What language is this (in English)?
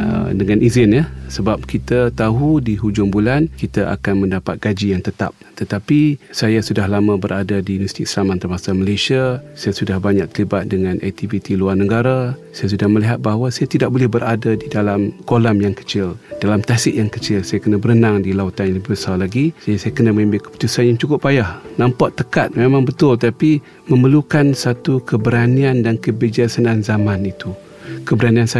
Malay